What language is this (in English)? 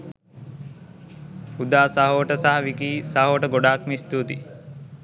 Sinhala